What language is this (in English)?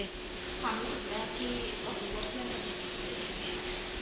Thai